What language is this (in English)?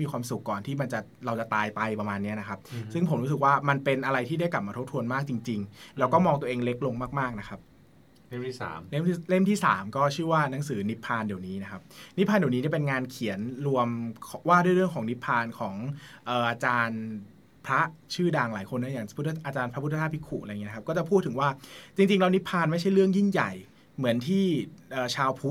Thai